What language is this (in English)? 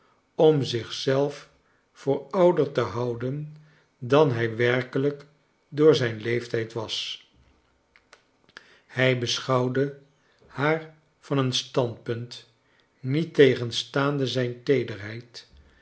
Dutch